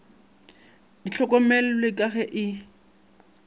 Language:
Northern Sotho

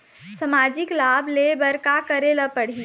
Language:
Chhattisgarhi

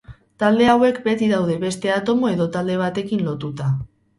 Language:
Basque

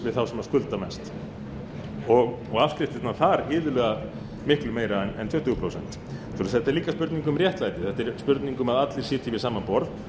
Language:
Icelandic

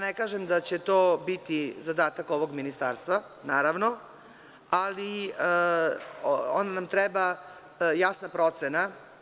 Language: Serbian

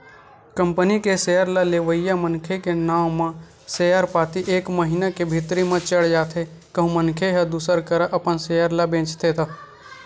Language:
Chhattisgarhi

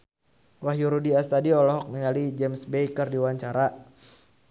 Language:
Sundanese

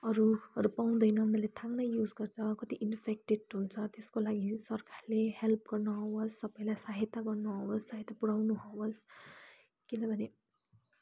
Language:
Nepali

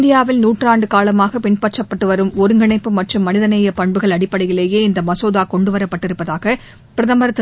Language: Tamil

